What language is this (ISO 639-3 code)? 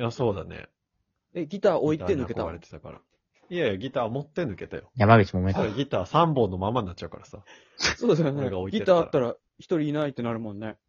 jpn